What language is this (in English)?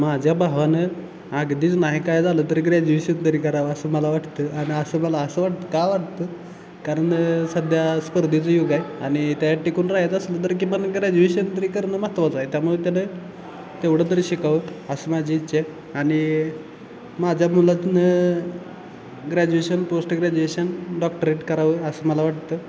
Marathi